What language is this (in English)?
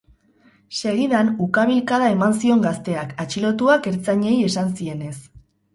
Basque